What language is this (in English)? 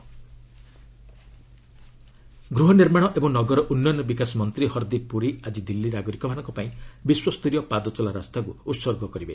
Odia